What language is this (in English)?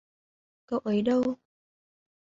Vietnamese